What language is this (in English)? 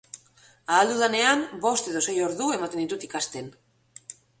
Basque